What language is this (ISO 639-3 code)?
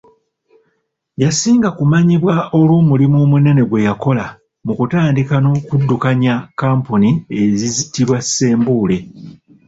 lug